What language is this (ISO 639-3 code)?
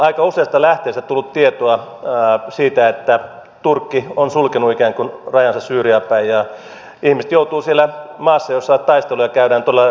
fin